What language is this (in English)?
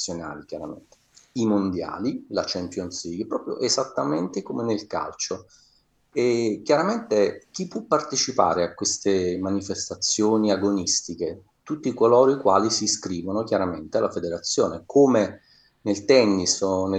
Italian